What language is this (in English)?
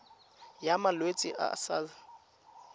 Tswana